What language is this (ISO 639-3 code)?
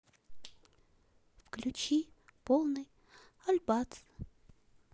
rus